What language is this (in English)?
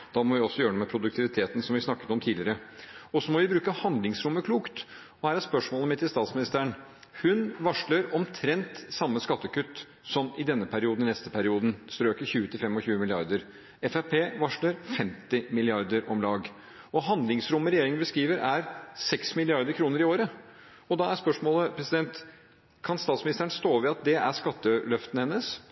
Norwegian Bokmål